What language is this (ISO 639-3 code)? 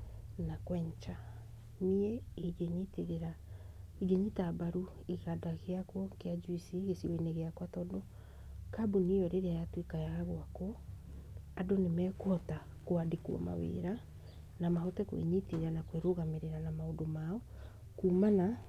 kik